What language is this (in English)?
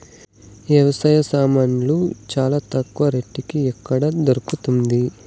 Telugu